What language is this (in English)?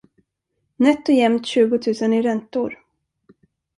Swedish